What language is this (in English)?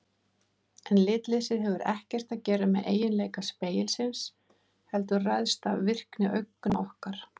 Icelandic